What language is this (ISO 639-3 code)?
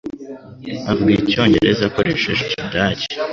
kin